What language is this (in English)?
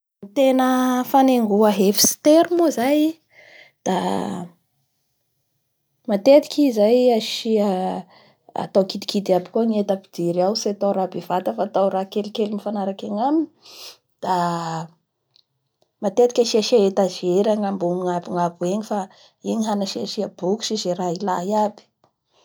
Bara Malagasy